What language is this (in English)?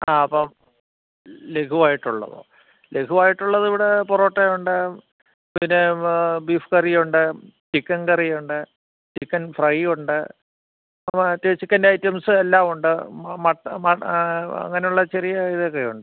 Malayalam